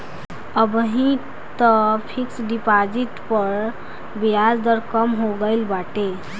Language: Bhojpuri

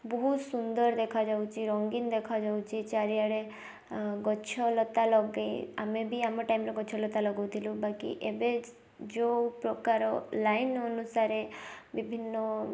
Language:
Odia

